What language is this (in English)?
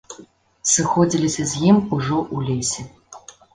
Belarusian